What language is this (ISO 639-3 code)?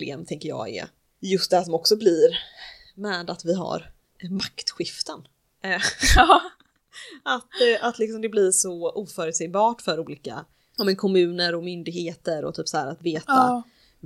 swe